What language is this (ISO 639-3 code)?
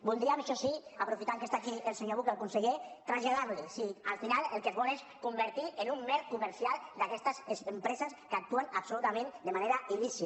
cat